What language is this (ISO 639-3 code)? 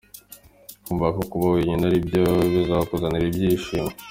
kin